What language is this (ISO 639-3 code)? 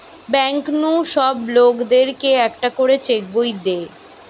ben